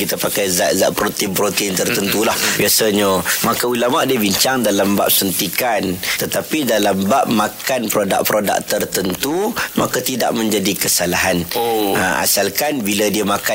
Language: Malay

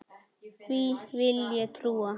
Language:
Icelandic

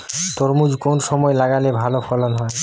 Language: Bangla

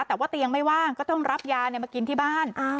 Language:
Thai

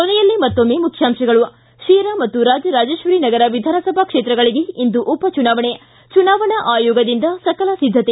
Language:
Kannada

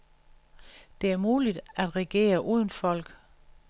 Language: Danish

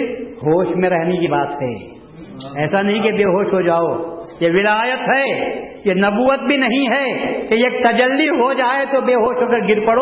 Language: Urdu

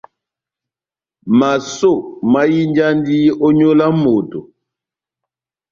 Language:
Batanga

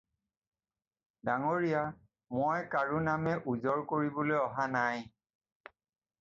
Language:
Assamese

